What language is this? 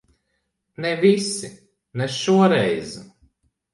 Latvian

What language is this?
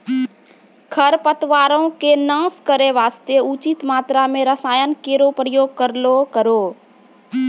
Maithili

